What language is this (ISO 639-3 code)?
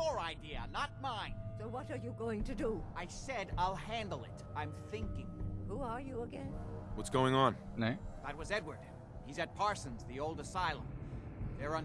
tur